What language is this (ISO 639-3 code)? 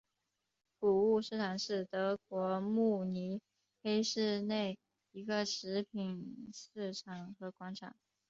zho